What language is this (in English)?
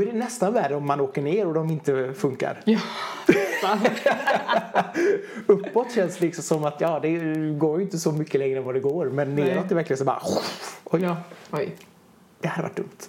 Swedish